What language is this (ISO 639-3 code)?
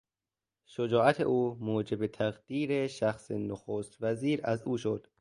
fas